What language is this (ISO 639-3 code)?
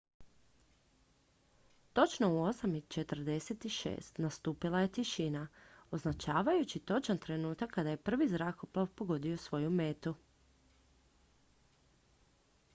hrv